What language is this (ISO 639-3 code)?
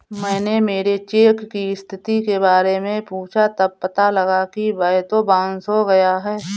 hin